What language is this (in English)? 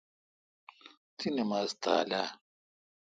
Kalkoti